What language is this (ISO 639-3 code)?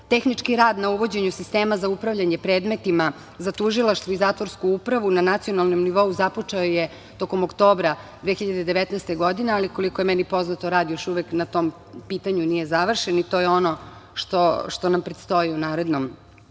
srp